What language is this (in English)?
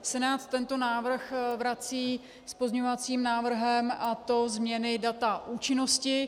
Czech